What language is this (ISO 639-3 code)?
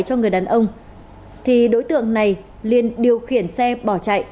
vie